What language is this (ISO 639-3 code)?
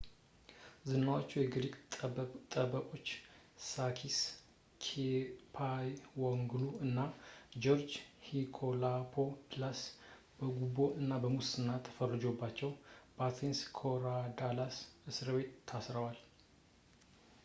amh